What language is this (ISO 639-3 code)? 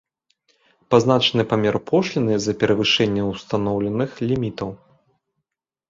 bel